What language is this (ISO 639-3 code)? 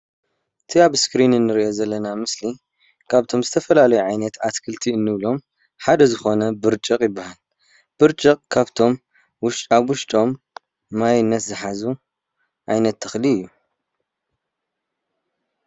tir